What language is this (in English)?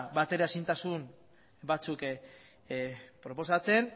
Basque